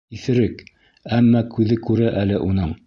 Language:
Bashkir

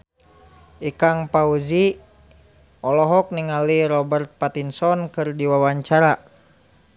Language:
Sundanese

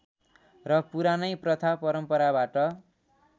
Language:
Nepali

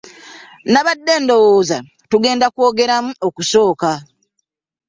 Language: Ganda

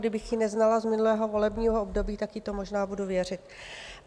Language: Czech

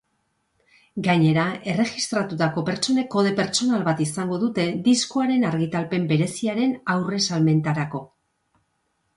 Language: Basque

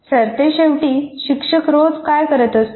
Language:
Marathi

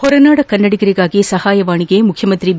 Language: Kannada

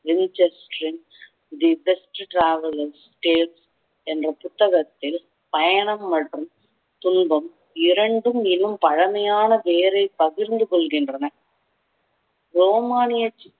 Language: Tamil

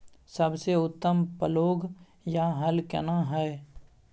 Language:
Maithili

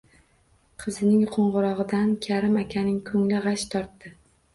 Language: Uzbek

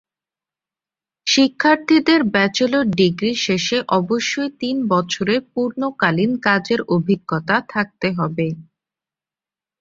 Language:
Bangla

